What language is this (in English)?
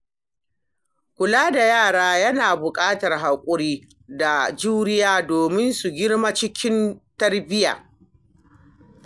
Hausa